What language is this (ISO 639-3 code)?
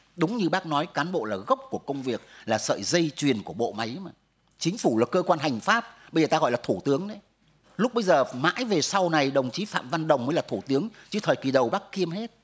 vie